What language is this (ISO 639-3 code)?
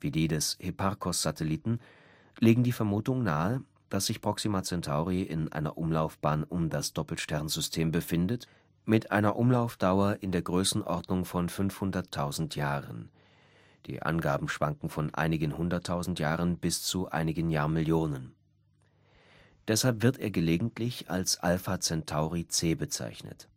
deu